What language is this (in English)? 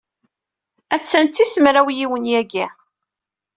Kabyle